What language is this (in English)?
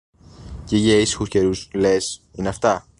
Greek